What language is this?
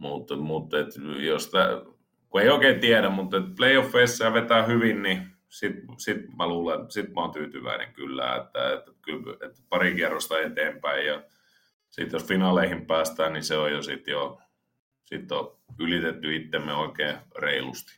Finnish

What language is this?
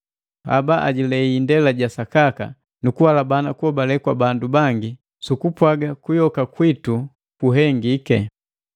Matengo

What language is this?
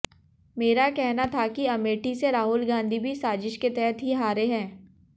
Hindi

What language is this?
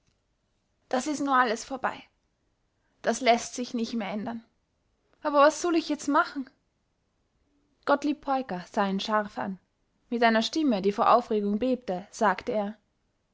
German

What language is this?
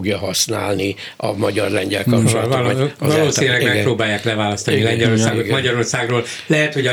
Hungarian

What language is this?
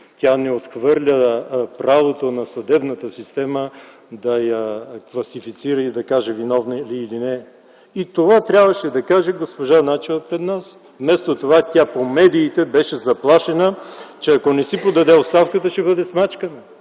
Bulgarian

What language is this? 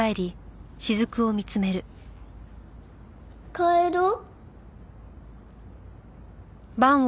Japanese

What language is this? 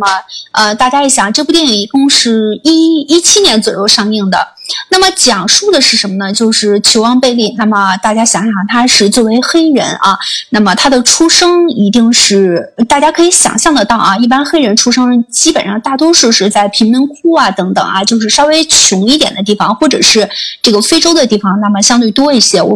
Chinese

